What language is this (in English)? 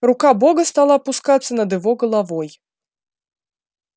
Russian